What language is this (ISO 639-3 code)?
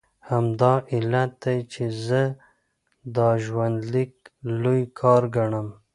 pus